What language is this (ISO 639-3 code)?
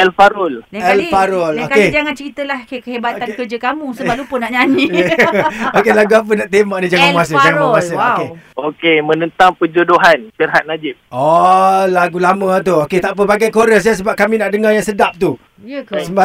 msa